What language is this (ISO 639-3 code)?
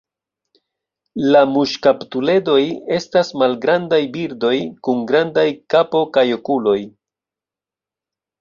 epo